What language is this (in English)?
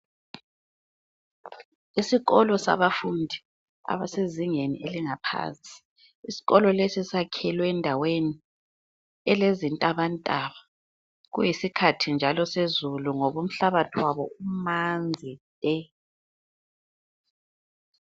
North Ndebele